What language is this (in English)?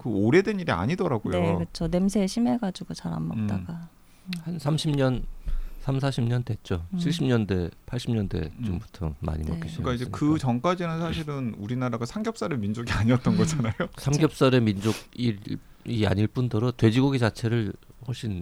Korean